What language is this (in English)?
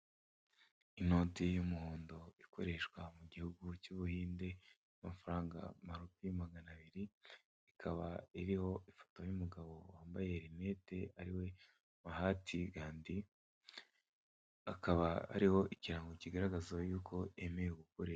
Kinyarwanda